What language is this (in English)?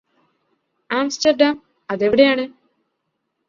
Malayalam